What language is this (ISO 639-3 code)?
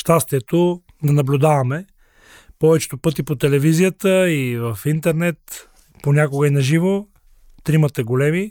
bul